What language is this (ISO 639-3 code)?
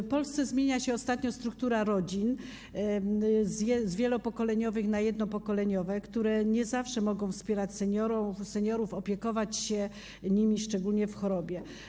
pol